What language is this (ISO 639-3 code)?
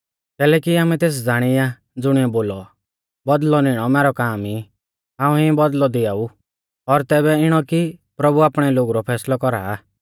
bfz